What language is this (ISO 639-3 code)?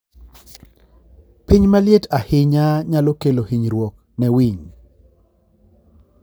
luo